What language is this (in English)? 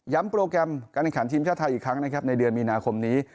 Thai